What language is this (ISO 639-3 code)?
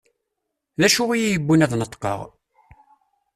kab